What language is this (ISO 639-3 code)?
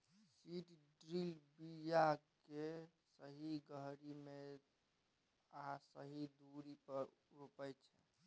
mai